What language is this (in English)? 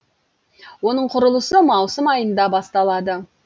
Kazakh